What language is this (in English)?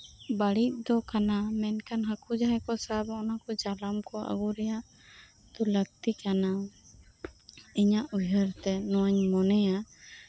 Santali